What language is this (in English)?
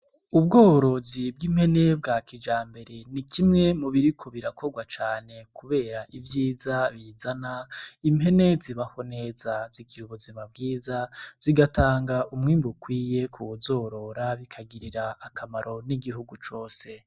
Rundi